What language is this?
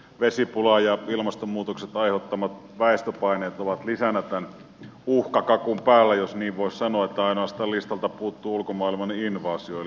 Finnish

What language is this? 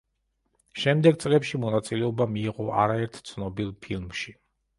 Georgian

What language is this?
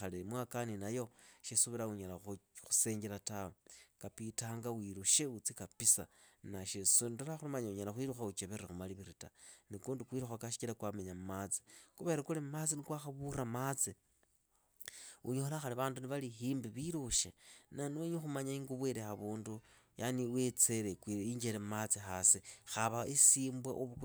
Idakho-Isukha-Tiriki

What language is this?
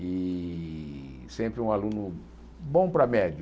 Portuguese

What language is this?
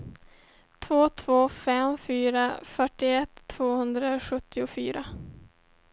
Swedish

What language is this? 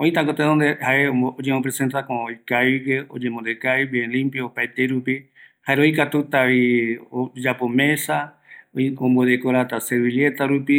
Eastern Bolivian Guaraní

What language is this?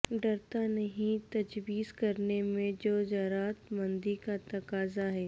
Urdu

